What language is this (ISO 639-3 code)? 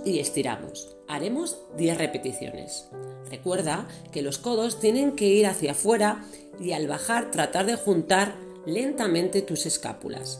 spa